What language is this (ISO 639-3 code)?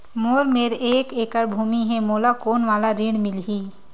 hne